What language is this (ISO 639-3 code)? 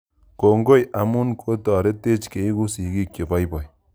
kln